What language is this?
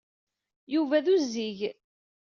Kabyle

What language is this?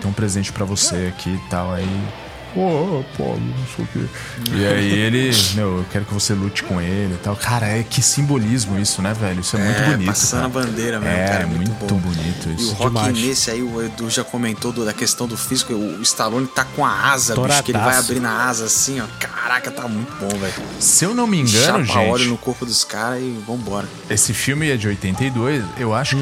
Portuguese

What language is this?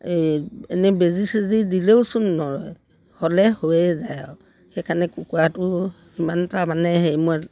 Assamese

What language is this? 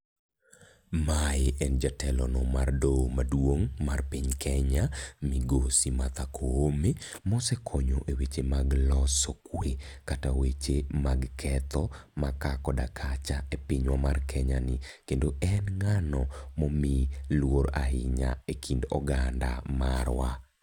Luo (Kenya and Tanzania)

